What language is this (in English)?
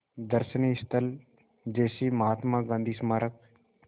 Hindi